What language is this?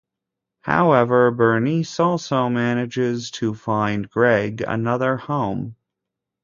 English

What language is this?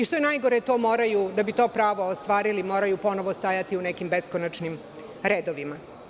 Serbian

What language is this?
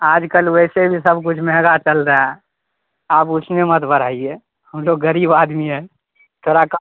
Urdu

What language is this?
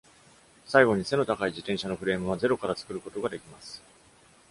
Japanese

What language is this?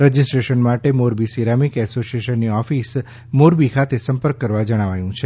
Gujarati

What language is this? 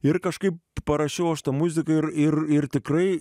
Lithuanian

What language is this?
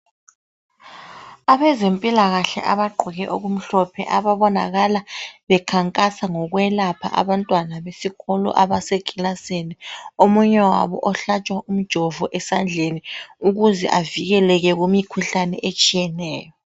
North Ndebele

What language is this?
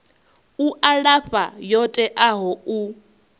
Venda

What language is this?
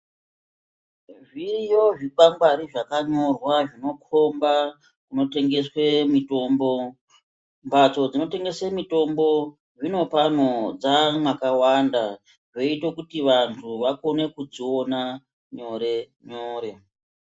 Ndau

